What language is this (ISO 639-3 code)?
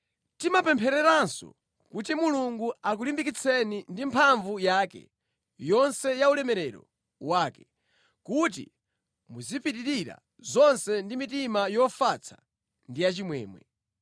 nya